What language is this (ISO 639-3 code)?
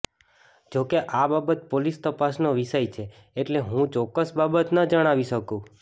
guj